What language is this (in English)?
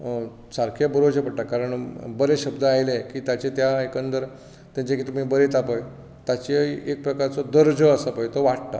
Konkani